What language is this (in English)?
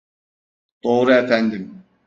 Turkish